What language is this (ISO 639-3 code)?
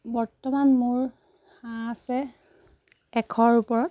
asm